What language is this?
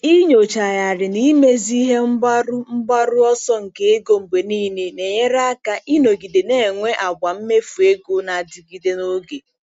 Igbo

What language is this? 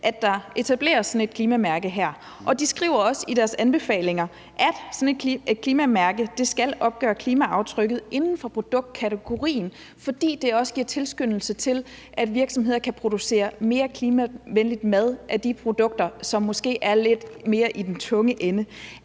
Danish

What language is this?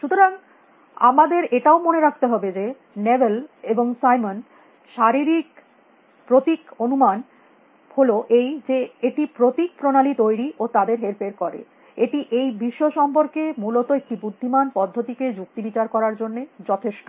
Bangla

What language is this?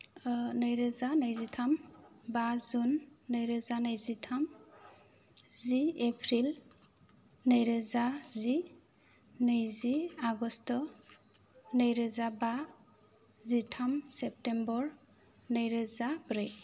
Bodo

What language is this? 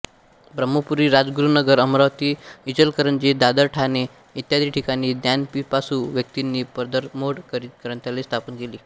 Marathi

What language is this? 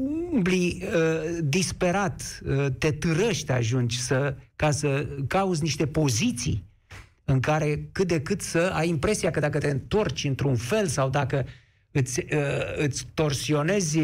Romanian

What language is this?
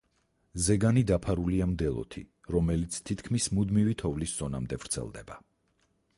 Georgian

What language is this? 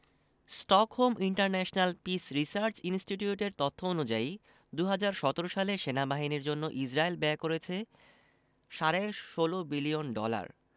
Bangla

